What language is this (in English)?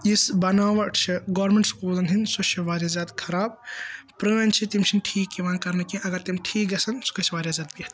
Kashmiri